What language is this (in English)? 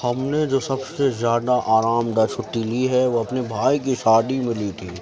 Urdu